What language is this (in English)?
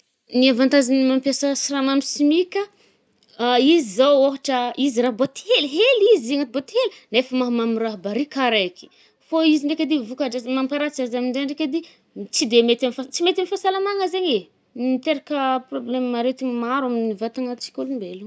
Northern Betsimisaraka Malagasy